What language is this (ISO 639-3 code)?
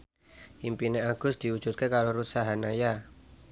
jav